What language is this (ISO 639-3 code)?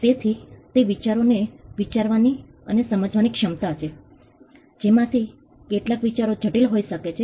guj